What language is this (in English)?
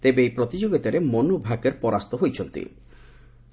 Odia